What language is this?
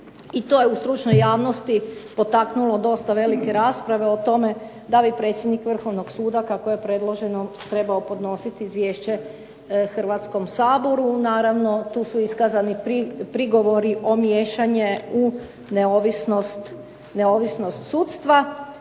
Croatian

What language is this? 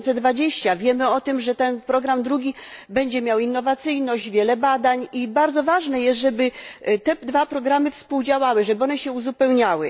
Polish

